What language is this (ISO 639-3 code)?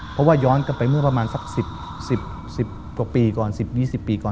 tha